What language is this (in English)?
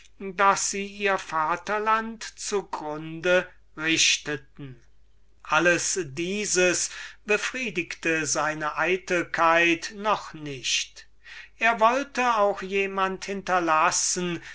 German